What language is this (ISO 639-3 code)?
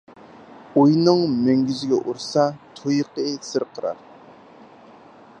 uig